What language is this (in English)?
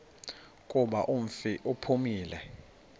Xhosa